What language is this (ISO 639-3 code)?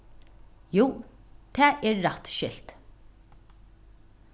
fao